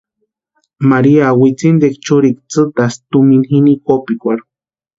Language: Western Highland Purepecha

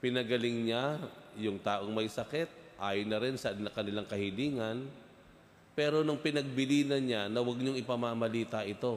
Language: Filipino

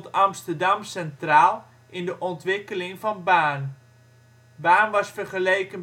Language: Dutch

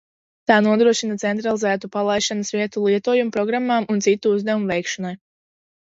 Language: Latvian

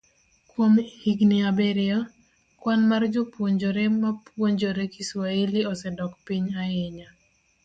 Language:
Luo (Kenya and Tanzania)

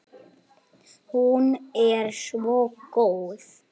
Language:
Icelandic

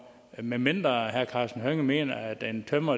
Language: Danish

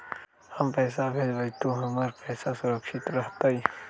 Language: Magahi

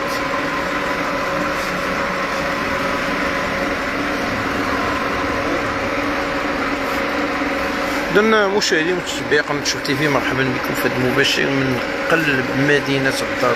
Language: Arabic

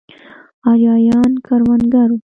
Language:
Pashto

